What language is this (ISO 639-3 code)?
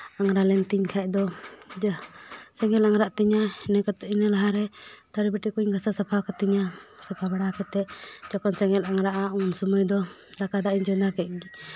sat